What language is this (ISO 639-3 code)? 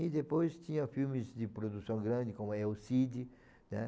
por